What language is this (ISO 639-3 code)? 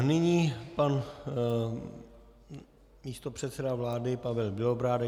ces